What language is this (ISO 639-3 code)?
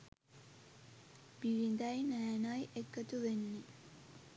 sin